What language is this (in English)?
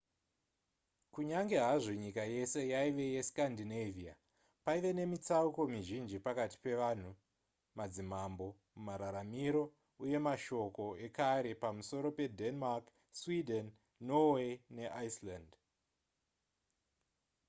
Shona